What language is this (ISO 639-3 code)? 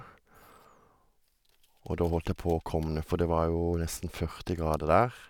nor